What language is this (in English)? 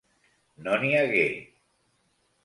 Catalan